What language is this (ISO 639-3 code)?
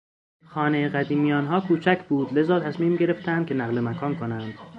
fas